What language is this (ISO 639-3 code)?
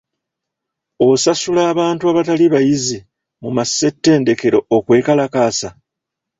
lug